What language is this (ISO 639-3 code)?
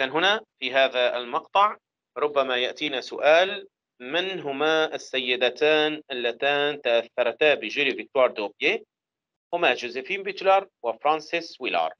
ara